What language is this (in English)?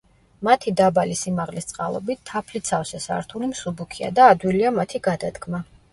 Georgian